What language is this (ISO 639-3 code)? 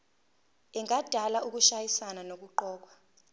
zul